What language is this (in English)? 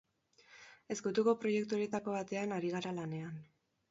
Basque